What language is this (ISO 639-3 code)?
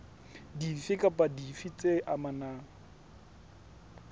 sot